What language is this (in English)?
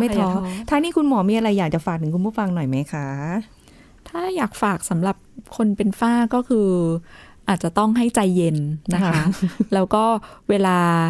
Thai